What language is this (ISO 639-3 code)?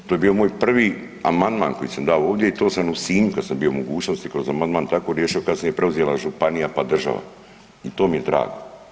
hrv